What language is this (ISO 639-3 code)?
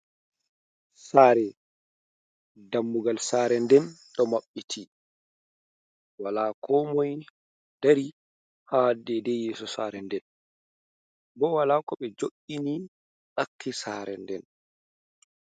ful